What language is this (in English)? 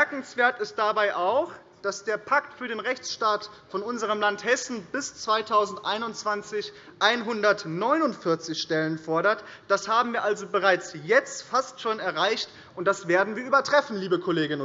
German